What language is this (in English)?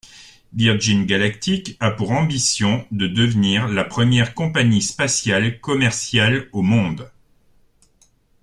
French